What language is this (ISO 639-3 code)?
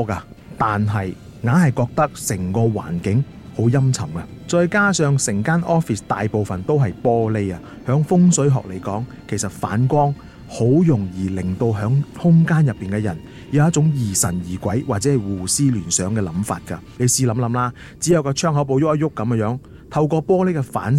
zho